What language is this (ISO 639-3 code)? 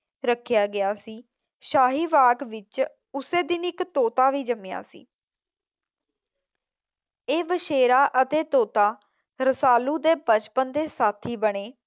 pan